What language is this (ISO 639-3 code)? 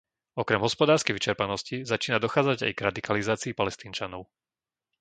slk